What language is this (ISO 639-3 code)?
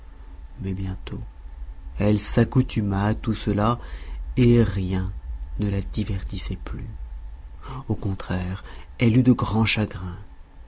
fra